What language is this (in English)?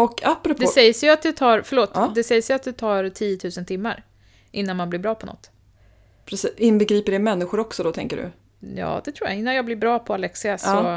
Swedish